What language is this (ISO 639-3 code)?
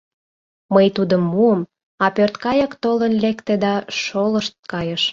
chm